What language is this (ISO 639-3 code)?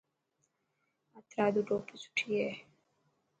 mki